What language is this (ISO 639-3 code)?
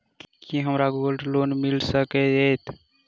mai